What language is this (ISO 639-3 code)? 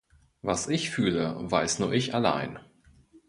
deu